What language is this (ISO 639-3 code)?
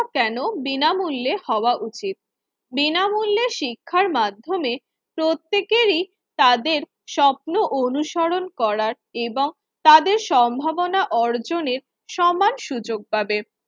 ben